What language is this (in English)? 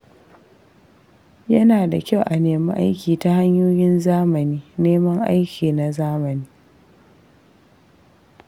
Hausa